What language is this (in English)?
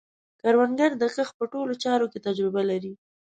Pashto